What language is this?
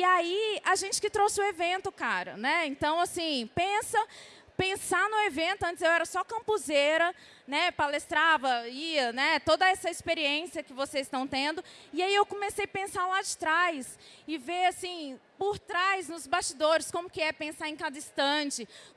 Portuguese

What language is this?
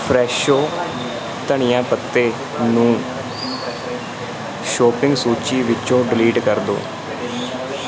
Punjabi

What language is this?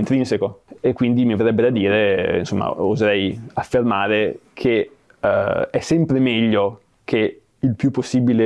Italian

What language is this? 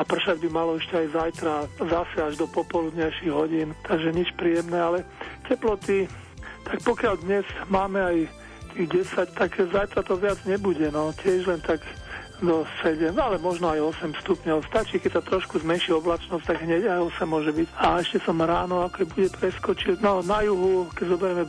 Slovak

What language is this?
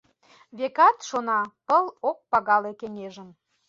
Mari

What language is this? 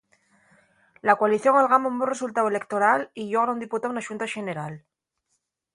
Asturian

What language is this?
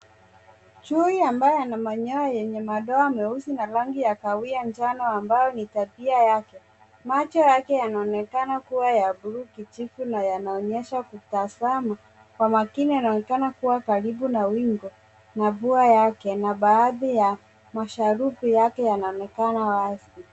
Swahili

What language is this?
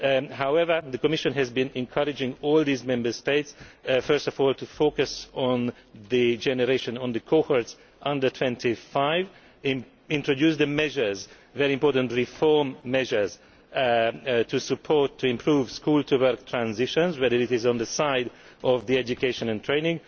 English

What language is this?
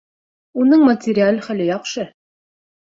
Bashkir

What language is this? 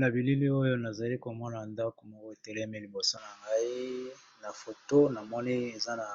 Lingala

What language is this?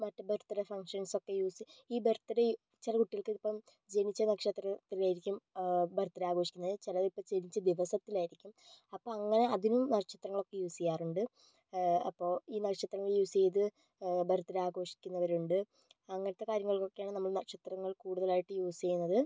Malayalam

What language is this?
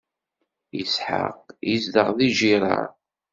Kabyle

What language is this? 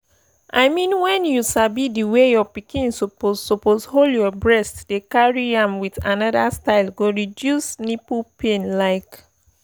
Nigerian Pidgin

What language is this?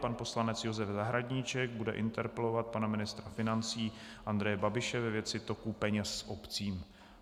Czech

